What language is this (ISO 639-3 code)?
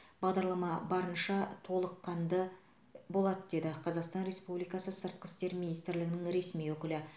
kaz